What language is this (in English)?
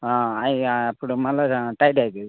Telugu